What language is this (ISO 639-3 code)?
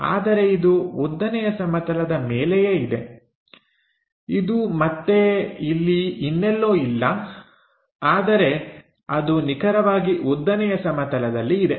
kan